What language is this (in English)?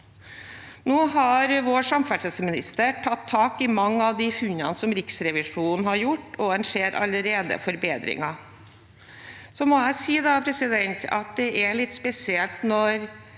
Norwegian